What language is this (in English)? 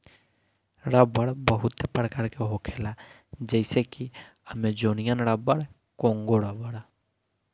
Bhojpuri